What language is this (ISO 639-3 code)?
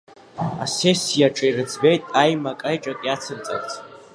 abk